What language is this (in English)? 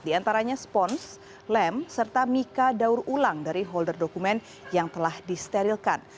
Indonesian